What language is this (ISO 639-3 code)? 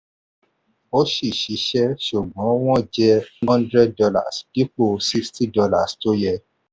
yor